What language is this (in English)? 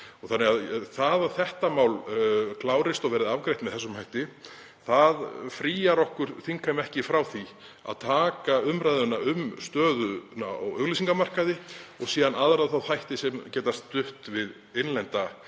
Icelandic